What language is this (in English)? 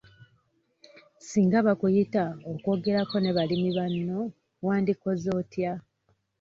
Ganda